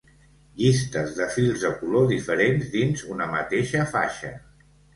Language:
Catalan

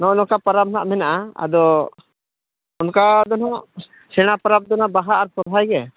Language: Santali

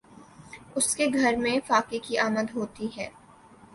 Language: Urdu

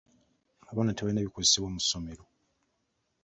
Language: Ganda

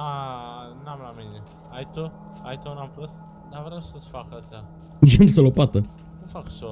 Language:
Romanian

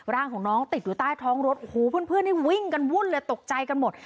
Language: Thai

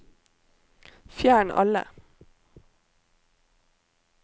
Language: Norwegian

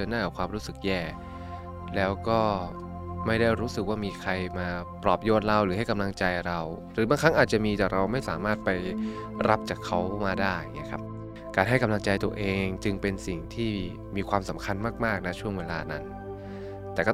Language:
Thai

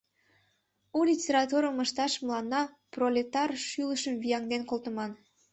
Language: Mari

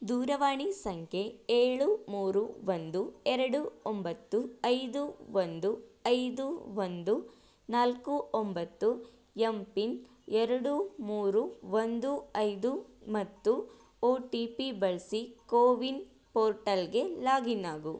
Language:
Kannada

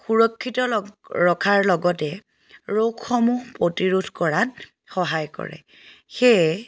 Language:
Assamese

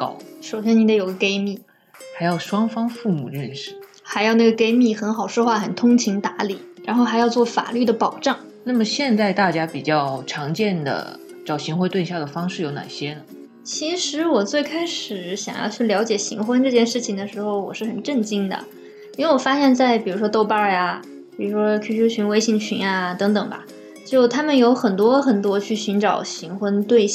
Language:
Chinese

